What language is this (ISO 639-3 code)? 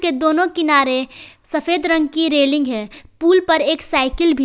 hin